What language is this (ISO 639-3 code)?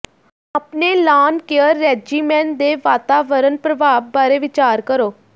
pan